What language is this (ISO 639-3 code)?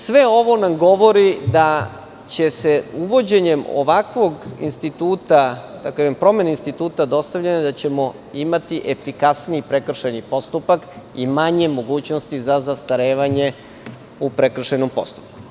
srp